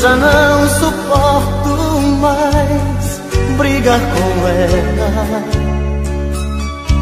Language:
Portuguese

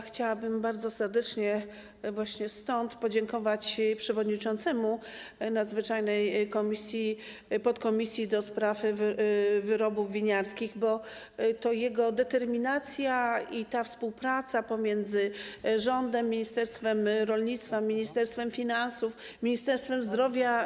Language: Polish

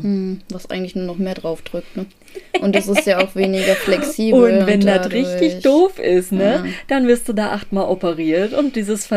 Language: German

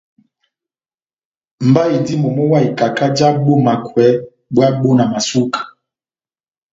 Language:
Batanga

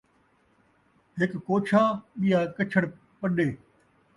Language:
Saraiki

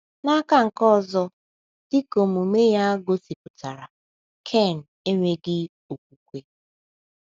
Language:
Igbo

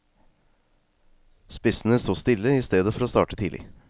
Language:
Norwegian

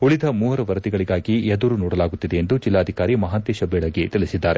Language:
Kannada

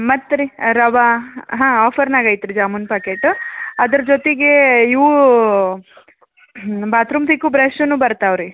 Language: Kannada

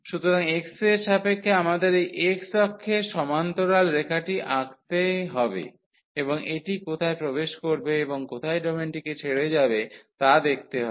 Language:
Bangla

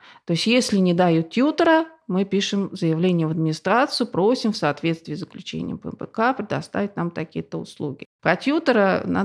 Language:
Russian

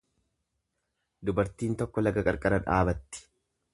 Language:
Oromo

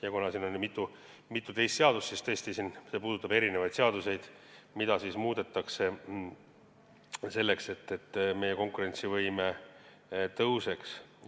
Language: Estonian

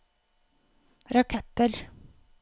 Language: Norwegian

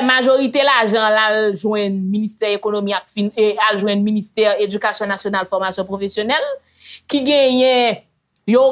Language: French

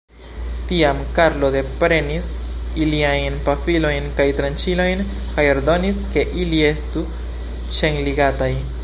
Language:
Esperanto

